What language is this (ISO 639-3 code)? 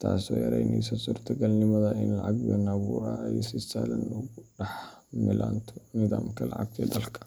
som